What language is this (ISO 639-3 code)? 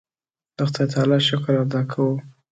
pus